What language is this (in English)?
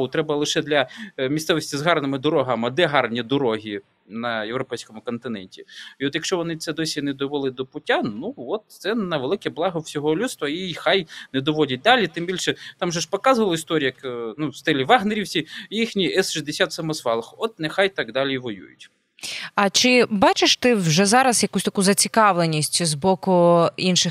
Ukrainian